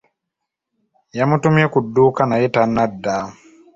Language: Ganda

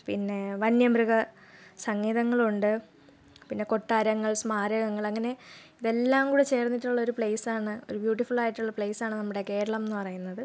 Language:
Malayalam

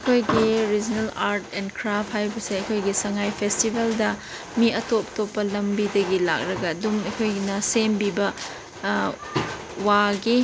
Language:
Manipuri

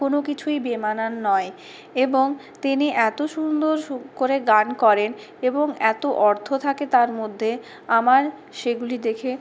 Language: Bangla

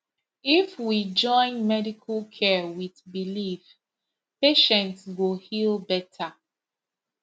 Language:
Nigerian Pidgin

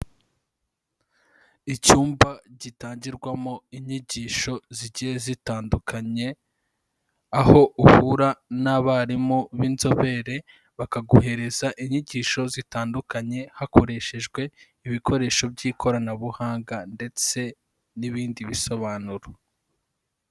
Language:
Kinyarwanda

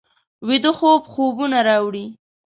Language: Pashto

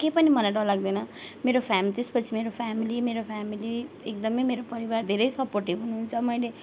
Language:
Nepali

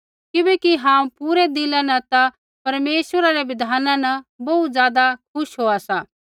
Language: Kullu Pahari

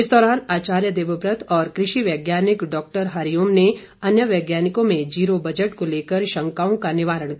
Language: Hindi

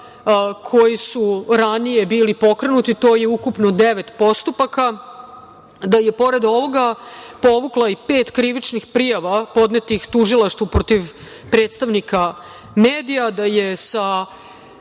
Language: Serbian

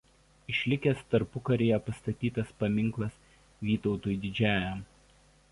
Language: Lithuanian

